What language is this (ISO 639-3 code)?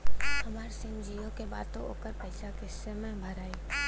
bho